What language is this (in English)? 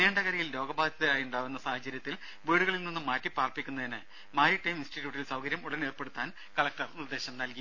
Malayalam